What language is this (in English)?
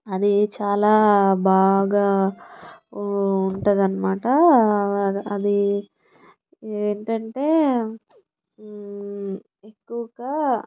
Telugu